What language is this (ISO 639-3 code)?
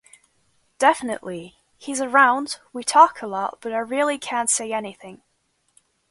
eng